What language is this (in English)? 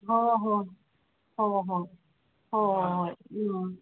Manipuri